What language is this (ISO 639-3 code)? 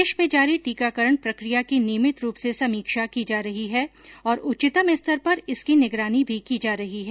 hin